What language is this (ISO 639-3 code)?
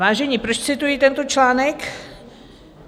ces